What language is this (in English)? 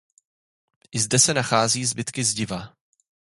Czech